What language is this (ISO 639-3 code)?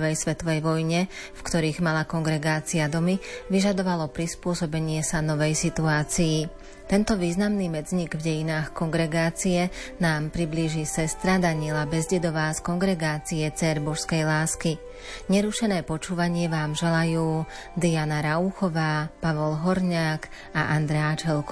slk